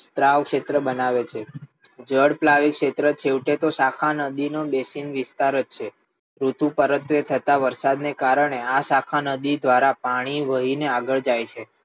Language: Gujarati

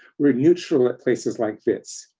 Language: English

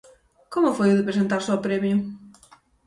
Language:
Galician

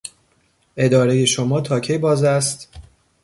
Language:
Persian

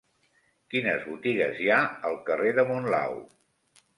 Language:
Catalan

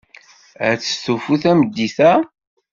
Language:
Kabyle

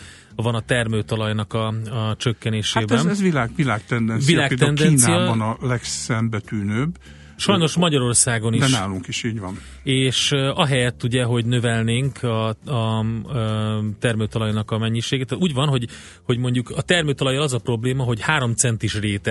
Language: Hungarian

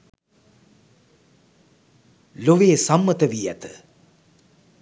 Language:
Sinhala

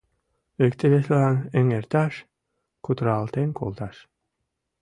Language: Mari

